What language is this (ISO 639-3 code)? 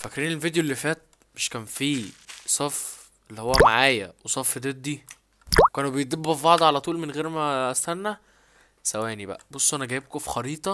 ara